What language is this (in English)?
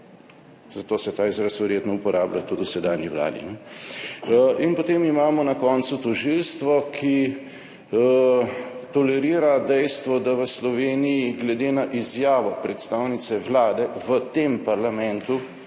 Slovenian